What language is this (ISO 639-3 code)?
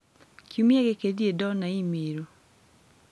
kik